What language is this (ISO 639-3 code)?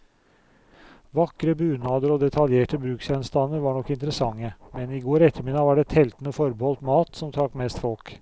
nor